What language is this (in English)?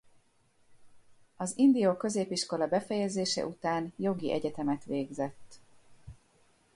Hungarian